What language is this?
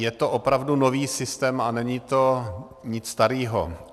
Czech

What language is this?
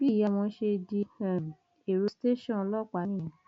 Yoruba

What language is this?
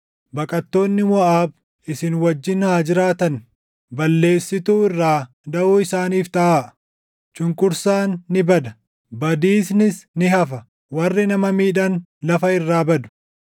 Oromo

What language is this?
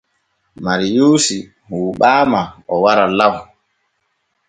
Borgu Fulfulde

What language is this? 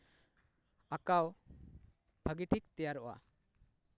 Santali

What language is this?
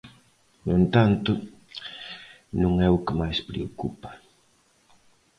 Galician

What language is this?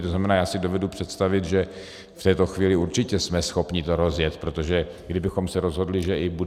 Czech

